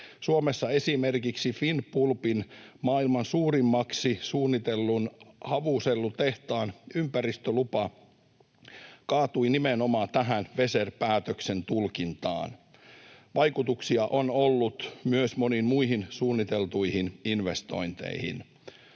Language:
Finnish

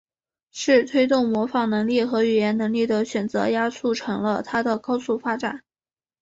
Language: Chinese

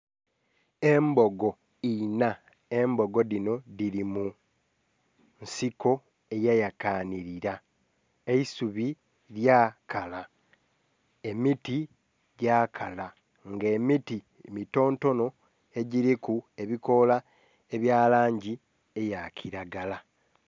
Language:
Soga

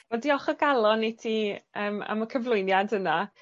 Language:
Welsh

